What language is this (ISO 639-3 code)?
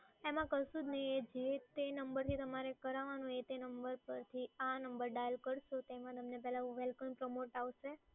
guj